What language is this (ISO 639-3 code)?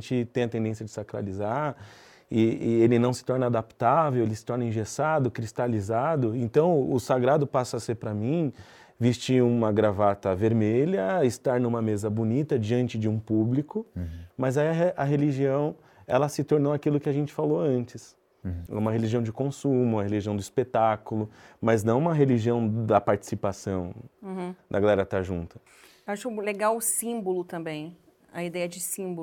por